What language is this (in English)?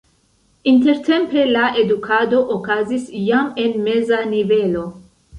Esperanto